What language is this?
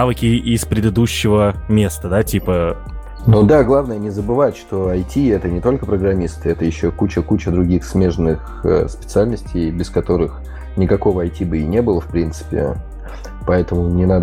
Russian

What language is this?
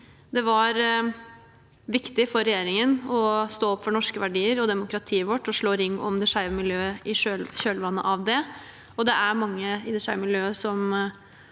Norwegian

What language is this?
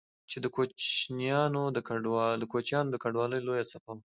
Pashto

